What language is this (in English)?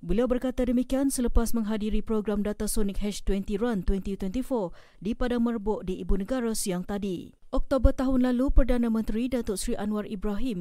Malay